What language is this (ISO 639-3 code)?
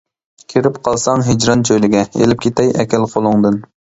uig